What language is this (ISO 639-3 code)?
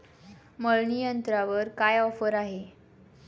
mar